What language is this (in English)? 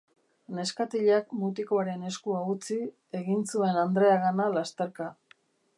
Basque